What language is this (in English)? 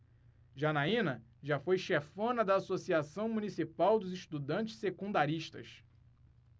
Portuguese